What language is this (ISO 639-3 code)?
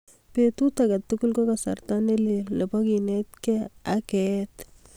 kln